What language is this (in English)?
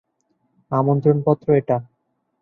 Bangla